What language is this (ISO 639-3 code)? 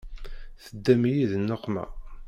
kab